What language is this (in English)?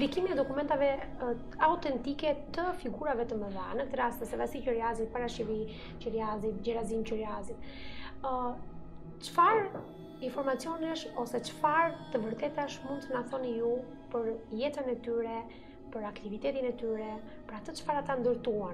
Romanian